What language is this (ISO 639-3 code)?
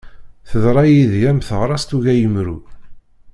kab